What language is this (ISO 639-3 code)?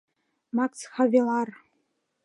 chm